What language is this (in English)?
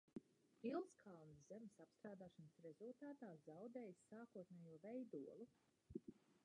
Latvian